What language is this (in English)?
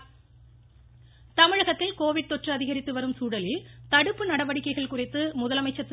Tamil